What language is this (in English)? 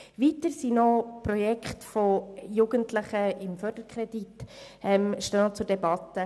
Swiss German